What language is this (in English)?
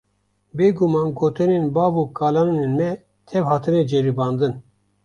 Kurdish